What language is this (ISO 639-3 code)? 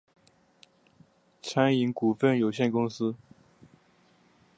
zho